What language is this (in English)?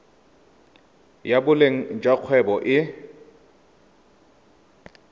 Tswana